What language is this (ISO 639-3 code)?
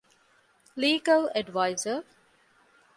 div